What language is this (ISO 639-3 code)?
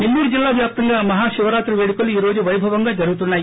tel